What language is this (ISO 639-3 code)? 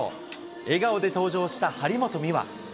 jpn